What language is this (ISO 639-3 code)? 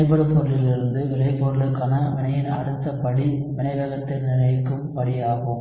tam